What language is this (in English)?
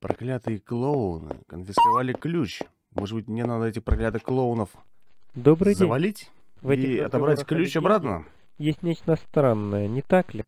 Russian